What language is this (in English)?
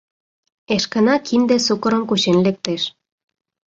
Mari